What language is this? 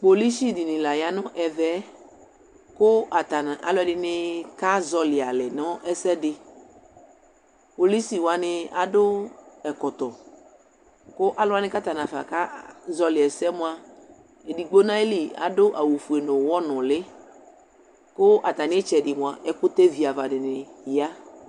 Ikposo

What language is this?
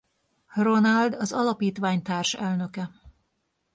Hungarian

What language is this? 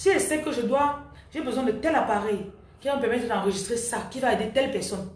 French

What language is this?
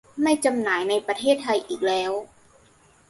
Thai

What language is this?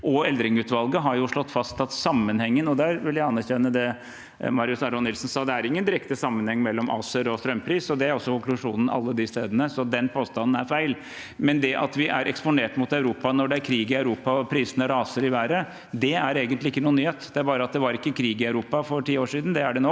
Norwegian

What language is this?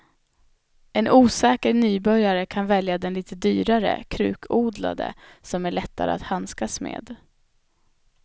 Swedish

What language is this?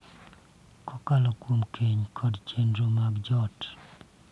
Luo (Kenya and Tanzania)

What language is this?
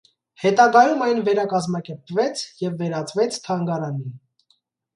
Armenian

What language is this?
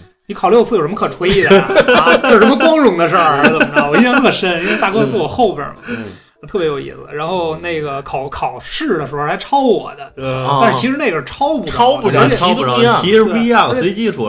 Chinese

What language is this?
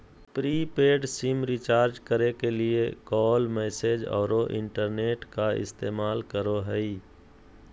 Magahi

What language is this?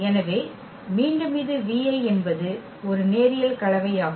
Tamil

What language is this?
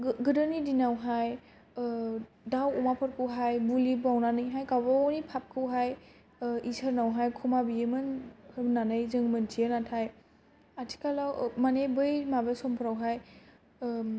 Bodo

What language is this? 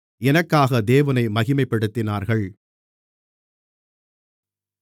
Tamil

